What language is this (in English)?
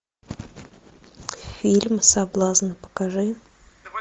Russian